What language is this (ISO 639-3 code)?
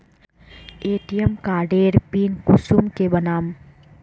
mag